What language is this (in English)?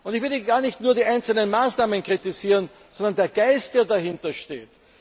German